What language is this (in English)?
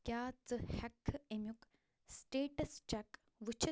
Kashmiri